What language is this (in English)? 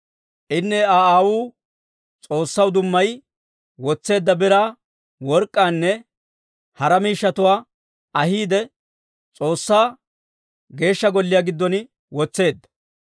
Dawro